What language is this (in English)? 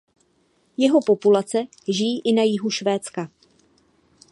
Czech